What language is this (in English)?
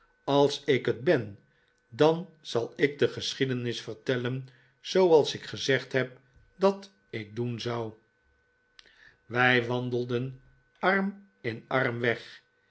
Dutch